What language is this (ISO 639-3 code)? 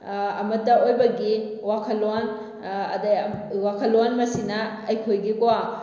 mni